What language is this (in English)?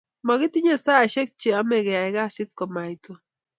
Kalenjin